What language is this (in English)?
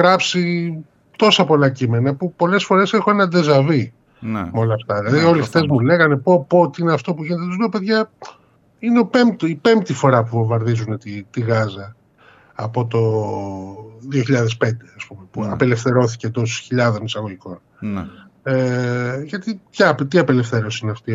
Greek